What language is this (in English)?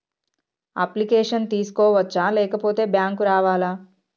Telugu